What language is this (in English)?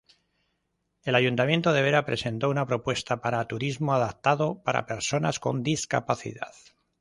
Spanish